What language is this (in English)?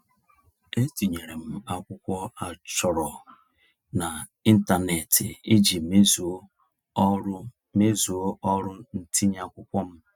Igbo